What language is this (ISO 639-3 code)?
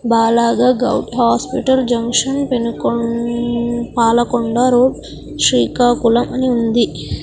tel